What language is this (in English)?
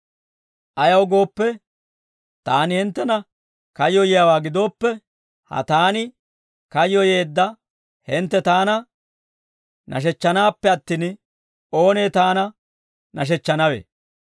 Dawro